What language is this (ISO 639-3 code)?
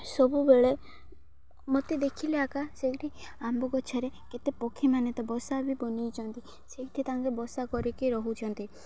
ori